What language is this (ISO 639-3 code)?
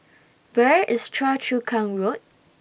eng